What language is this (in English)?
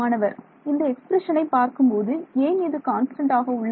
Tamil